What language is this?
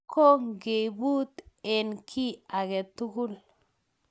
Kalenjin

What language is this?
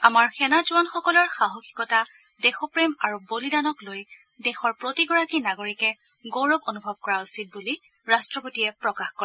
Assamese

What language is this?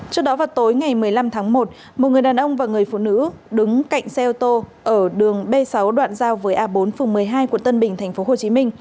Vietnamese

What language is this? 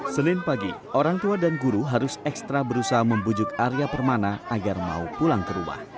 Indonesian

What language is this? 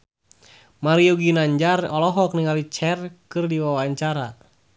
Sundanese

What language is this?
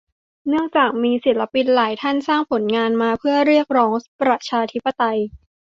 Thai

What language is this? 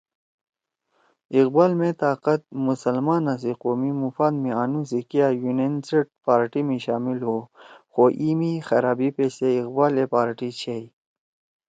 Torwali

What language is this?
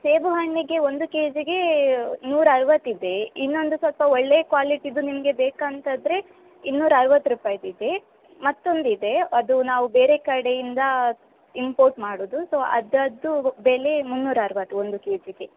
Kannada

